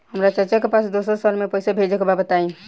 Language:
Bhojpuri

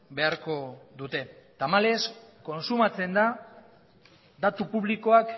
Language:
Basque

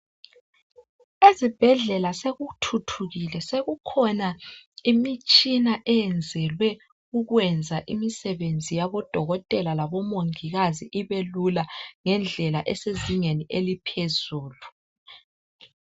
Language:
North Ndebele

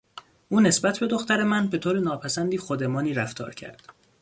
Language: Persian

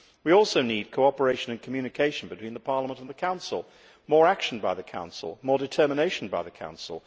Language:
English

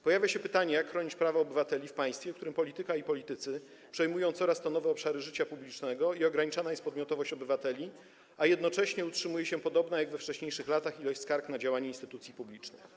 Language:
Polish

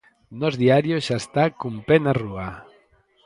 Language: Galician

